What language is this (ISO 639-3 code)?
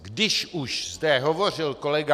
ces